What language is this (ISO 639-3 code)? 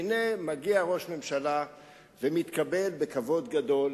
heb